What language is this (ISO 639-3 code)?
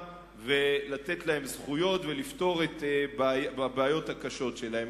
heb